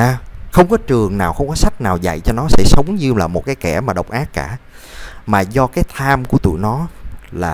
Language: Vietnamese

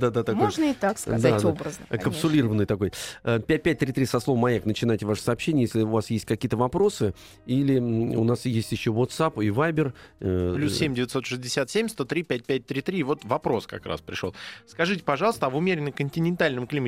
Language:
Russian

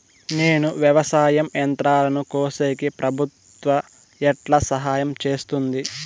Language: Telugu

